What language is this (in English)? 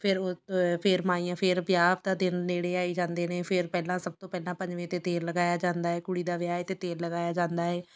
Punjabi